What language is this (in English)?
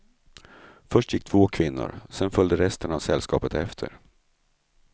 Swedish